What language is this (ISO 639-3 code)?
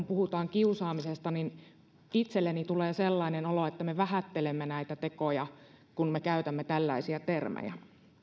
fin